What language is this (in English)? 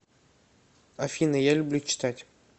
Russian